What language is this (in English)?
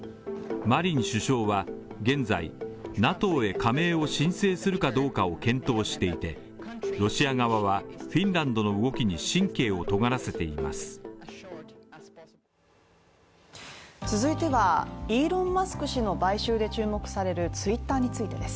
Japanese